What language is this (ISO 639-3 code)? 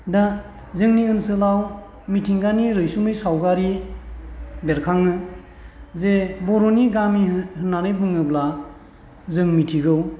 brx